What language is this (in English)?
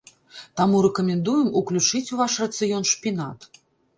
Belarusian